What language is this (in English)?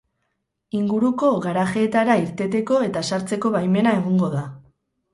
Basque